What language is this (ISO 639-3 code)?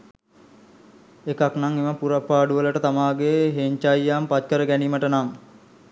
sin